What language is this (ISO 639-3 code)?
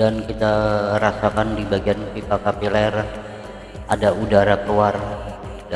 ind